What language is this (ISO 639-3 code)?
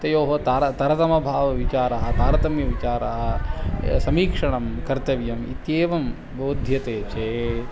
san